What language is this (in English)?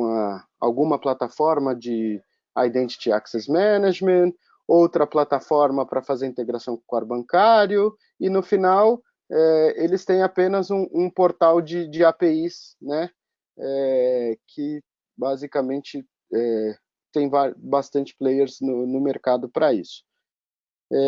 Portuguese